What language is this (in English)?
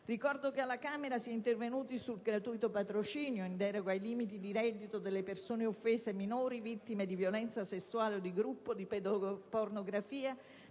Italian